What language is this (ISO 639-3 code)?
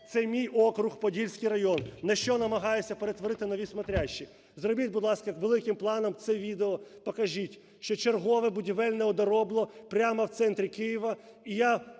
ukr